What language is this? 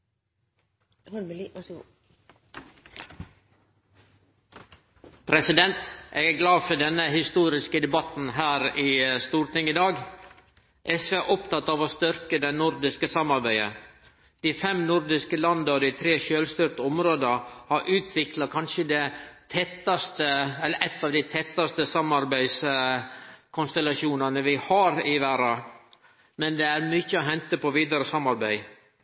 Norwegian Nynorsk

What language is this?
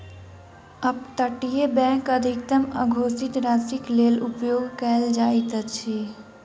Maithili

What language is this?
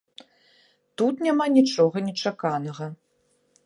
Belarusian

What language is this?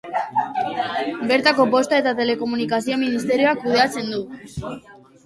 Basque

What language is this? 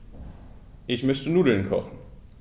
German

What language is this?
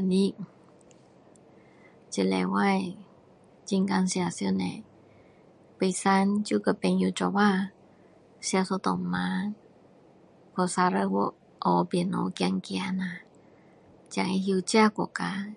Min Dong Chinese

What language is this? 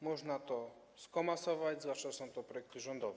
Polish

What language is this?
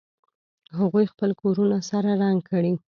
Pashto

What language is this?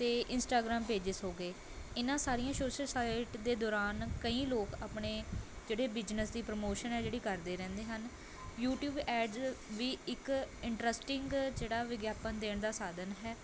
Punjabi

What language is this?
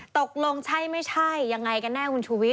Thai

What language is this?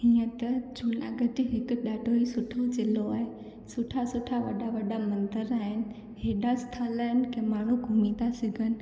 Sindhi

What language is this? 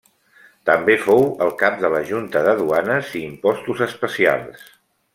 Catalan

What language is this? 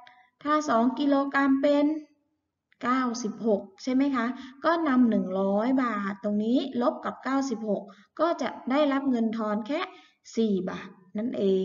Thai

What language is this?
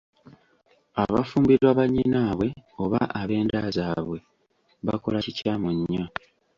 Ganda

